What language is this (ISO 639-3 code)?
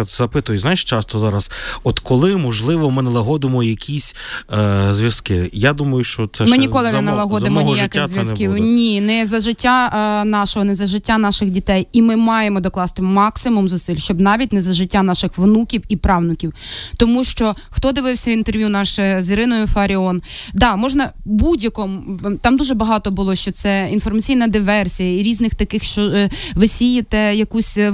ukr